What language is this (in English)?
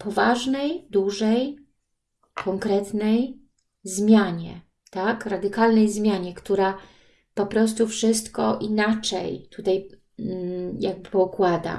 Polish